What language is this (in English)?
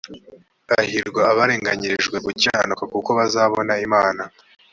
Kinyarwanda